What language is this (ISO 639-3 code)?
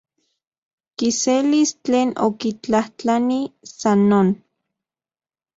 ncx